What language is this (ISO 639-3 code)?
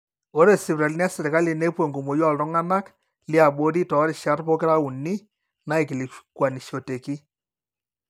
mas